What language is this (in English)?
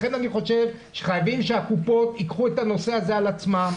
Hebrew